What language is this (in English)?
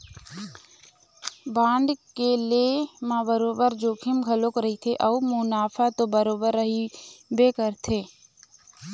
Chhattisgarhi